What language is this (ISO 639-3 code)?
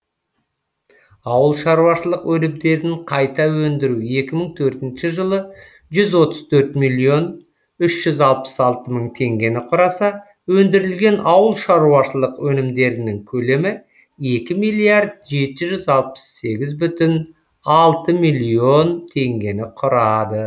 kaz